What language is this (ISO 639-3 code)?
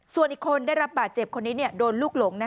tha